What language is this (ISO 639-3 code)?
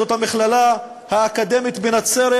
heb